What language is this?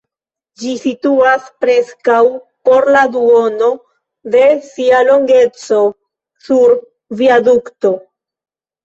Esperanto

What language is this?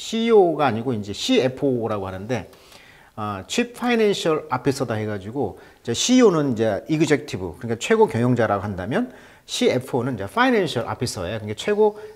Korean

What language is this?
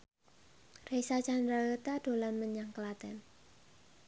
Javanese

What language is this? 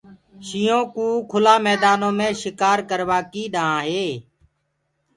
Gurgula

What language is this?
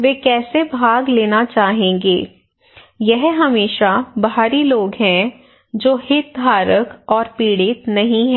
Hindi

